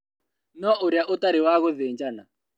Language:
Kikuyu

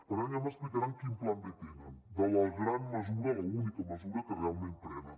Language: Catalan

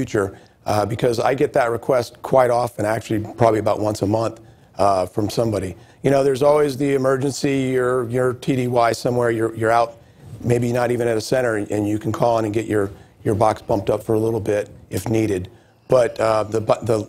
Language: English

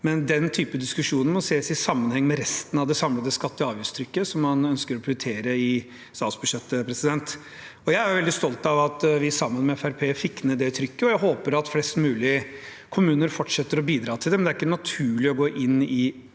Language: Norwegian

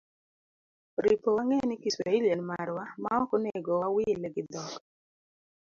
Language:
Luo (Kenya and Tanzania)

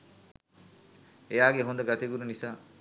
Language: Sinhala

